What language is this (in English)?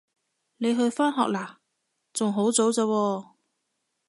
Cantonese